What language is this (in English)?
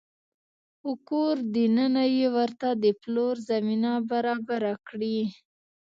Pashto